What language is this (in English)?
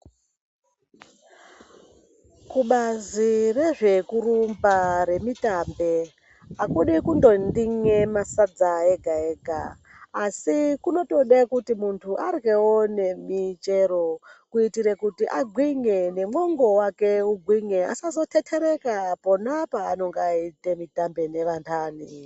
Ndau